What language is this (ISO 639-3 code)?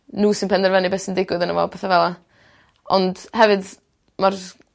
cym